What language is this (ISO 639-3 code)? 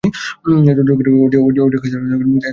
ben